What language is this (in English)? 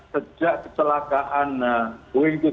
Indonesian